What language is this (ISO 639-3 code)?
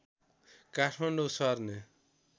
nep